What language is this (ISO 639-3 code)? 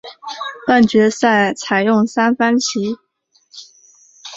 zho